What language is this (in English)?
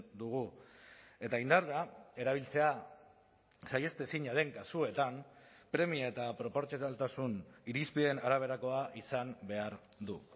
Basque